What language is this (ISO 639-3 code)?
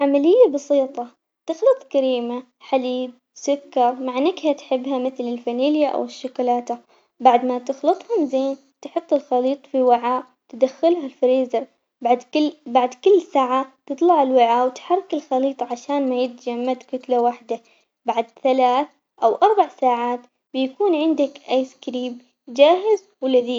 acx